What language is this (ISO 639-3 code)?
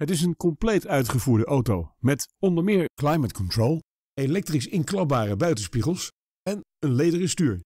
nld